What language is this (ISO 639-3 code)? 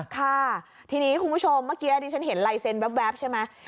tha